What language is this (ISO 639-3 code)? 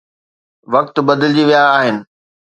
snd